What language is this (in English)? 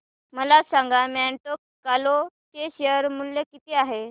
Marathi